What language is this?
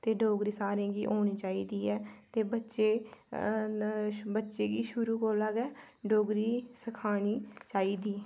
Dogri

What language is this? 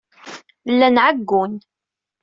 Kabyle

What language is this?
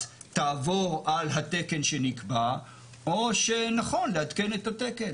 Hebrew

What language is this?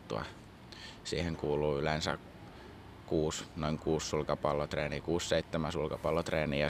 Finnish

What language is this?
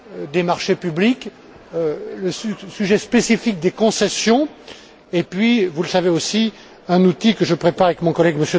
French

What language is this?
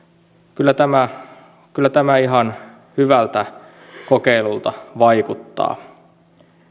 Finnish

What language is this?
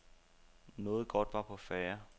Danish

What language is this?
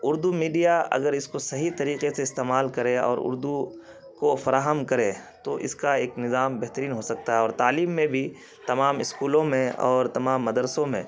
Urdu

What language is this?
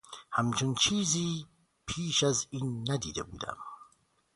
Persian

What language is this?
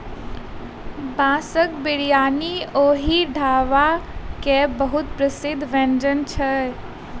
Maithili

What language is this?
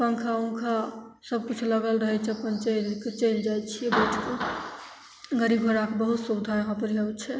Maithili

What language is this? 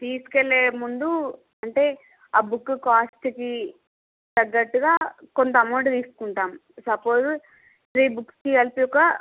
Telugu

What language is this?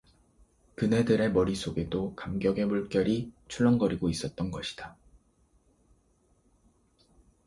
Korean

